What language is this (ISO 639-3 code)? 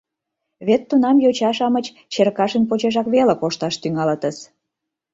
chm